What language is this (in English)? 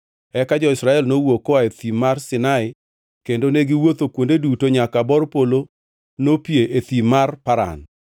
Luo (Kenya and Tanzania)